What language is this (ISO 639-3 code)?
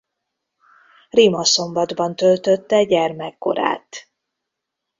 hun